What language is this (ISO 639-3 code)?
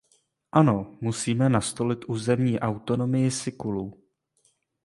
ces